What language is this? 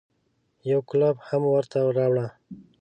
Pashto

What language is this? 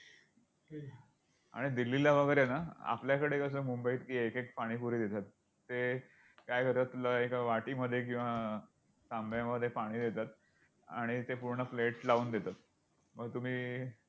Marathi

